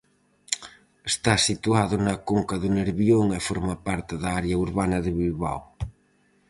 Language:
Galician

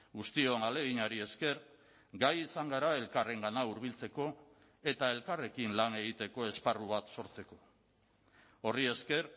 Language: Basque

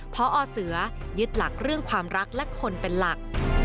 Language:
Thai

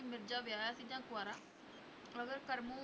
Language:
Punjabi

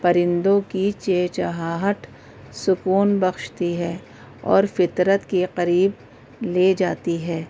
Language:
Urdu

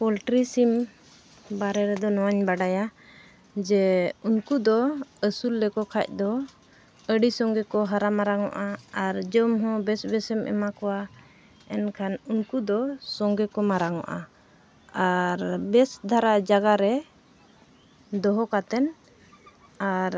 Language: Santali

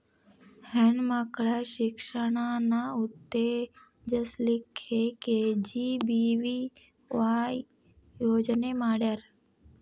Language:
Kannada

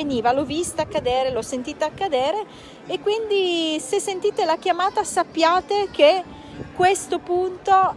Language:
Italian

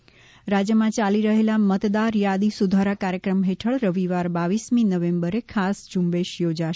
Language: Gujarati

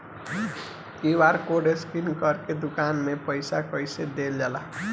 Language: Bhojpuri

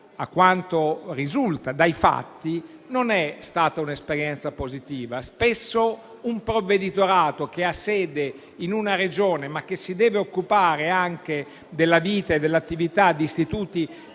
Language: Italian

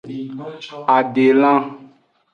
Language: Aja (Benin)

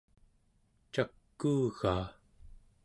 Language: Central Yupik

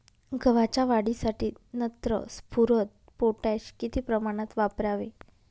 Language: Marathi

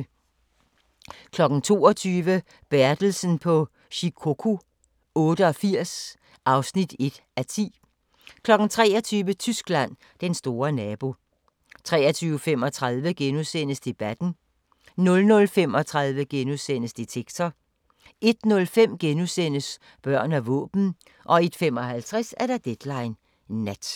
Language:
Danish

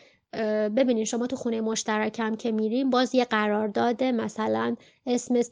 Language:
Persian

